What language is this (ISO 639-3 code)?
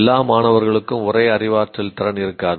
tam